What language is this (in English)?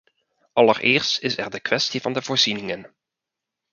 Dutch